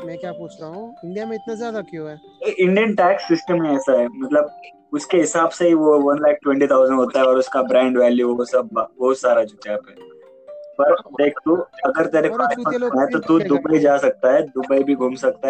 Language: Hindi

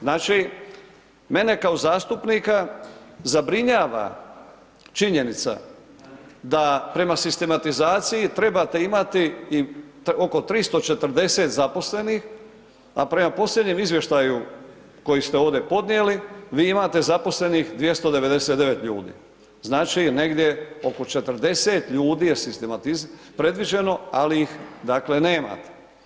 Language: Croatian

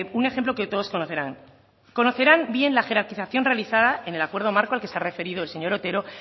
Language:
Spanish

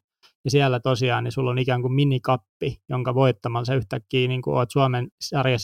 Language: Finnish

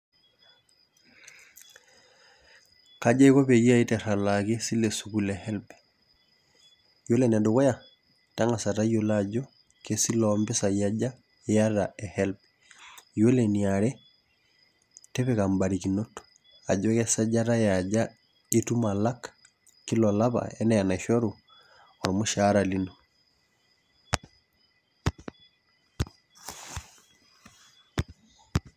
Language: Masai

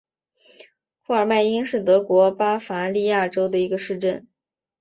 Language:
Chinese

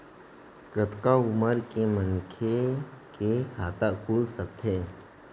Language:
Chhattisgarhi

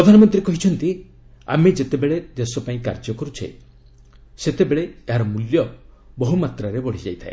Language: Odia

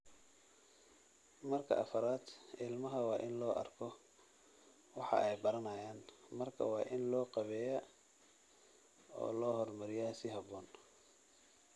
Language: Somali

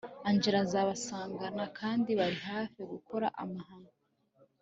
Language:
Kinyarwanda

